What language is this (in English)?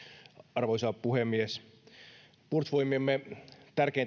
Finnish